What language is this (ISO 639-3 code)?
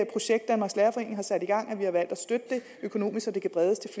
dan